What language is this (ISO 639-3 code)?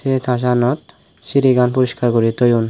ccp